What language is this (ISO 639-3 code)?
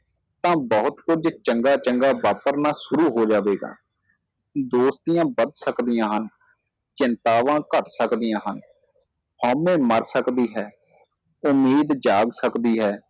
pan